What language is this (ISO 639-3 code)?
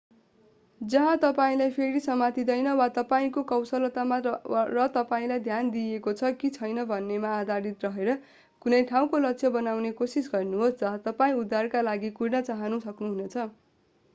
nep